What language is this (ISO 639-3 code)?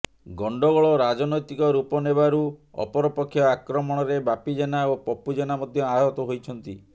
ori